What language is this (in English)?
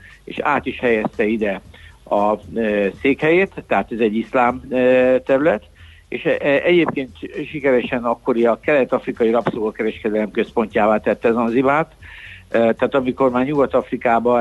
Hungarian